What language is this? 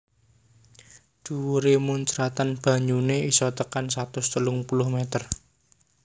Javanese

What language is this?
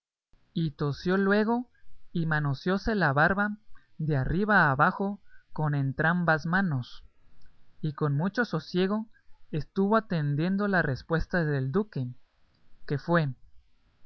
Spanish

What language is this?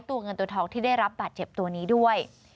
Thai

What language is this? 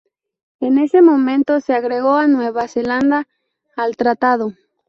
Spanish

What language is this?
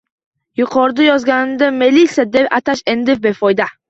Uzbek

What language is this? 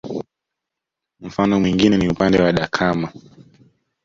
Swahili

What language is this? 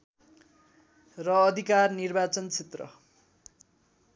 Nepali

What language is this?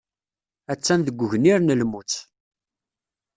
Kabyle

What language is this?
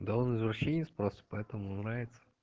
Russian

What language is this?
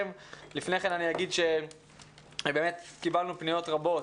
Hebrew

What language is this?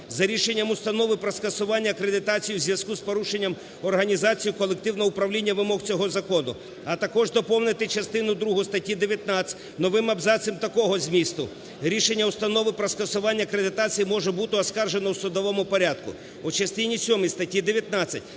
Ukrainian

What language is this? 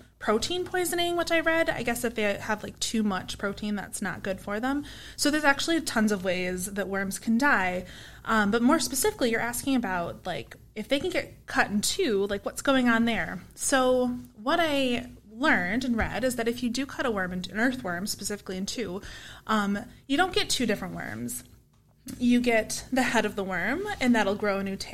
English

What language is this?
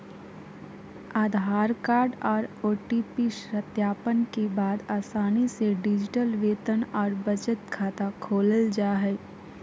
Magahi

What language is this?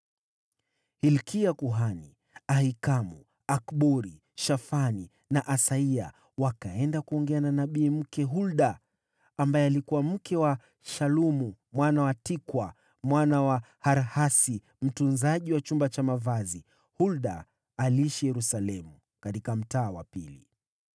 Swahili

